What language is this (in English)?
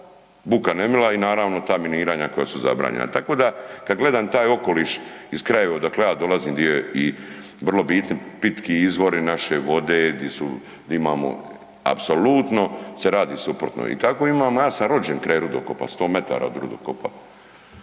Croatian